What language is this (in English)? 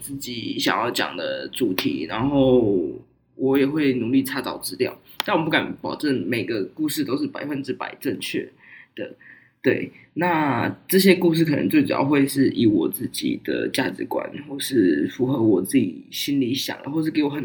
Chinese